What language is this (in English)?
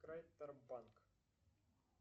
Russian